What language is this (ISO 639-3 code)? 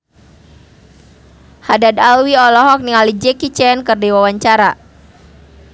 sun